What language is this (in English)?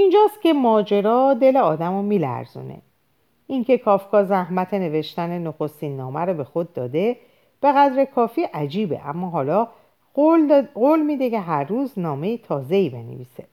Persian